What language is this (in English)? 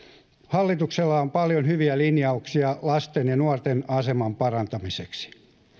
Finnish